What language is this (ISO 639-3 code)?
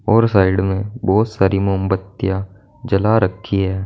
hin